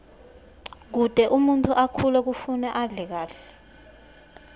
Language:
Swati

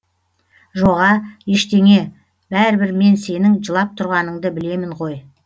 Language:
Kazakh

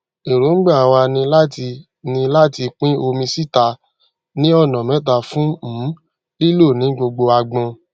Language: Yoruba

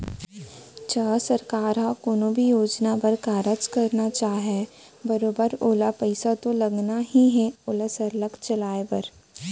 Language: Chhattisgarhi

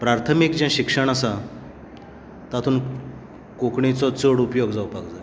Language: Konkani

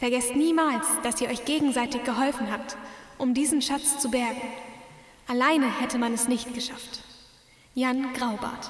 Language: German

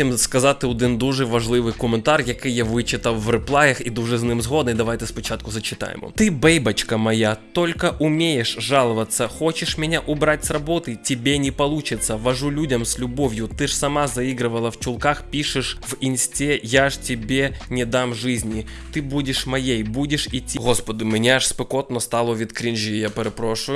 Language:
Ukrainian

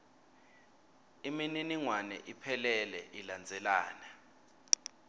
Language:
Swati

